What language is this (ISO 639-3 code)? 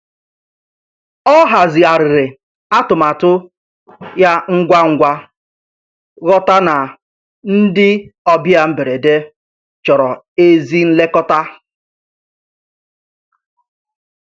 ibo